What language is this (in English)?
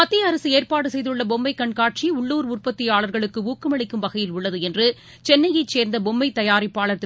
Tamil